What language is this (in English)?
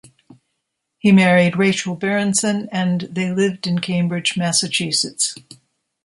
English